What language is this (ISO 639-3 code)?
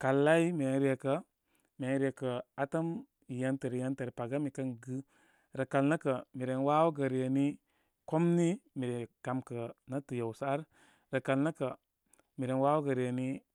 kmy